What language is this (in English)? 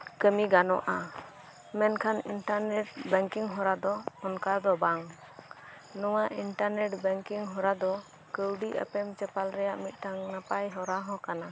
Santali